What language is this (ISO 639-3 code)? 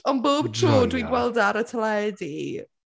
cym